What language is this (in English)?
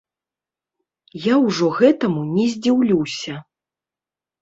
Belarusian